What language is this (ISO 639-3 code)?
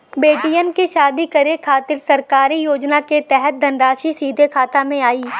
bho